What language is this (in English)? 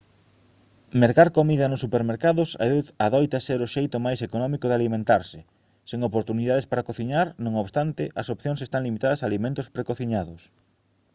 Galician